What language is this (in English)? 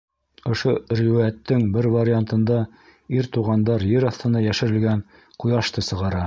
Bashkir